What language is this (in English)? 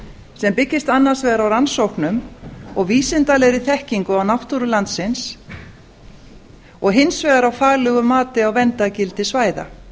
Icelandic